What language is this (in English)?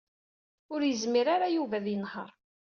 Kabyle